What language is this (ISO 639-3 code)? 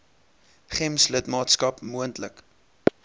afr